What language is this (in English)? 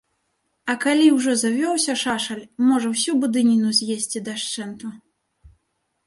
Belarusian